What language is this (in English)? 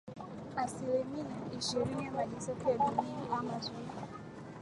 Swahili